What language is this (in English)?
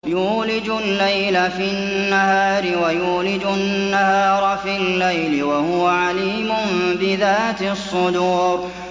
Arabic